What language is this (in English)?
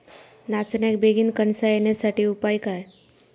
Marathi